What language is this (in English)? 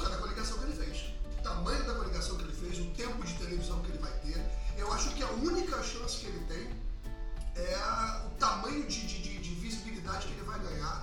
Portuguese